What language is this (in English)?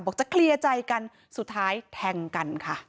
Thai